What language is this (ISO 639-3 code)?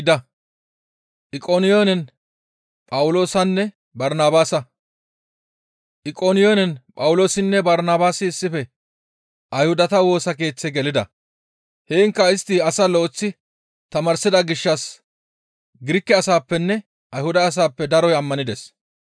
gmv